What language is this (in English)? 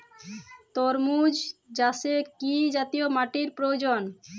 Bangla